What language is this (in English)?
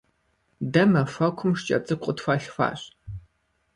Kabardian